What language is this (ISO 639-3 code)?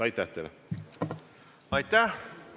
est